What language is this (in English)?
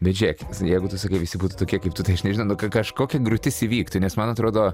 Lithuanian